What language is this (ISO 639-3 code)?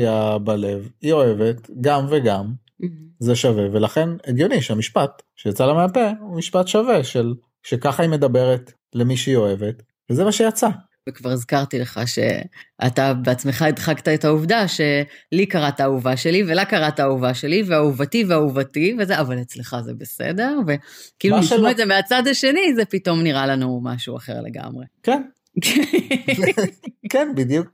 heb